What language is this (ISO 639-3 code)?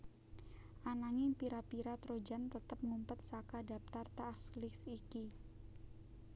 jav